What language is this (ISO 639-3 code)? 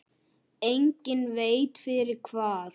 isl